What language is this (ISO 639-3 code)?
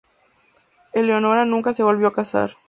spa